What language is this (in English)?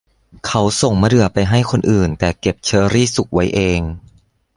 Thai